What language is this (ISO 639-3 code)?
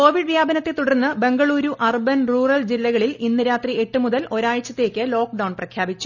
mal